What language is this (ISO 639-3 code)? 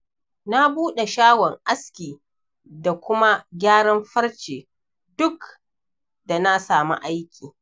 hau